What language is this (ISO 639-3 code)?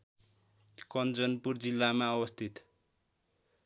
nep